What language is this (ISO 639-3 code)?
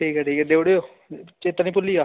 doi